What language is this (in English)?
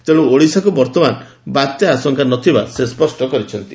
Odia